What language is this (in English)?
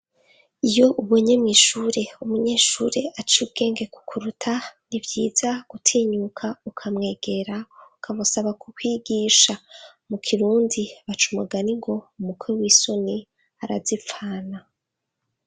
Rundi